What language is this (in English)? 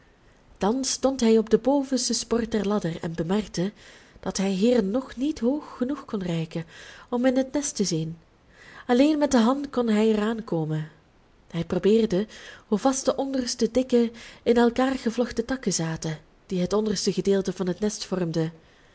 Dutch